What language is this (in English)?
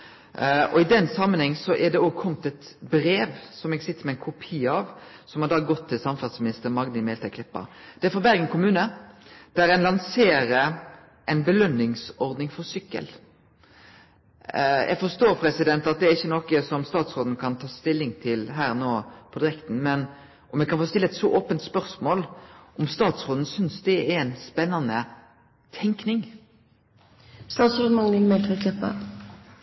Norwegian Nynorsk